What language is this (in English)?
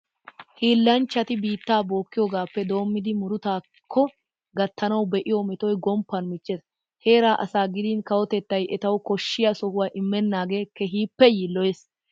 Wolaytta